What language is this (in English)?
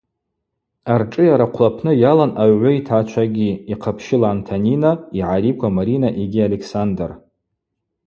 Abaza